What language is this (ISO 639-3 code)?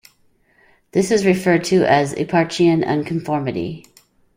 eng